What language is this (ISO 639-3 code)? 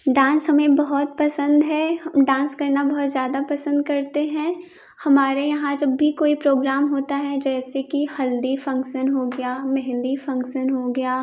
hin